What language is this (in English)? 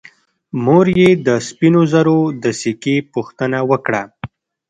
Pashto